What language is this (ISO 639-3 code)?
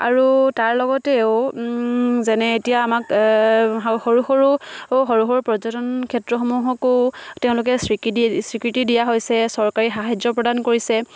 asm